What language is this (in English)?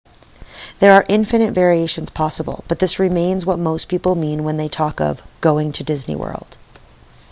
English